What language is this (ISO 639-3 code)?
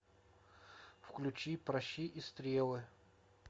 rus